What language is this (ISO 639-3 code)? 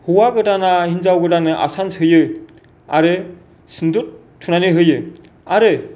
brx